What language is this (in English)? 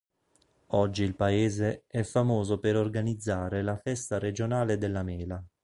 Italian